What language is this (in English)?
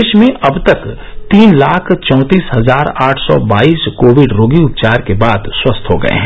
Hindi